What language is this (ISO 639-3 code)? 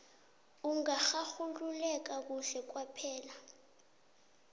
nbl